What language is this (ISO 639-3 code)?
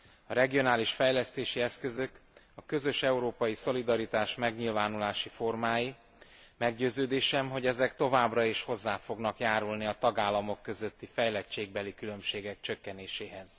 hun